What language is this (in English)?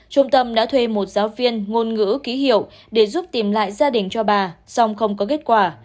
Vietnamese